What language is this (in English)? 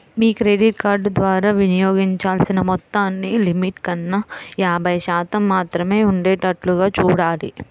Telugu